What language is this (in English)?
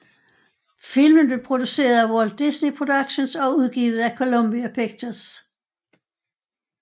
Danish